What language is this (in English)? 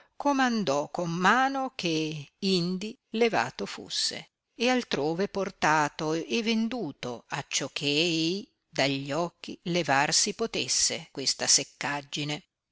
Italian